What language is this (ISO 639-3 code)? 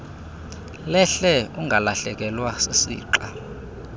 xho